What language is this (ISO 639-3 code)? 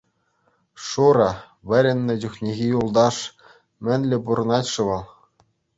chv